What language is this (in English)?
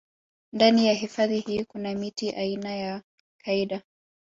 Swahili